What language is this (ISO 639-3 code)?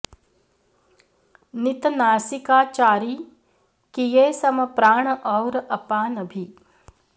san